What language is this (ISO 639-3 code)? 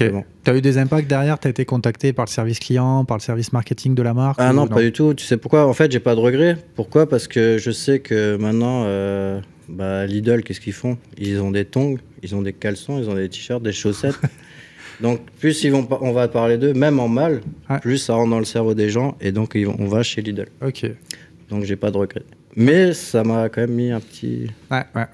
fra